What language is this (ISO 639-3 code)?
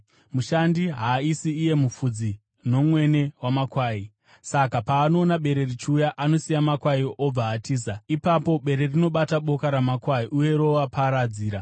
sna